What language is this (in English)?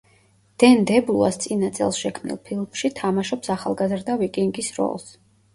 Georgian